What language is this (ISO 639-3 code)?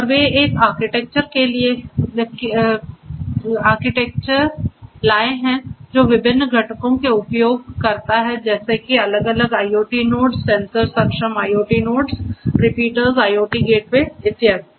hin